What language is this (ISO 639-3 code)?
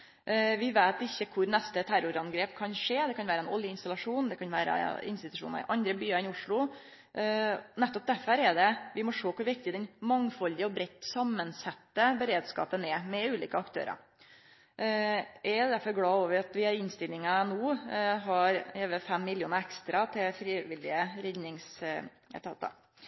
nno